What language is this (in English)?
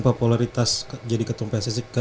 Indonesian